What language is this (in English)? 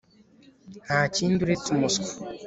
Kinyarwanda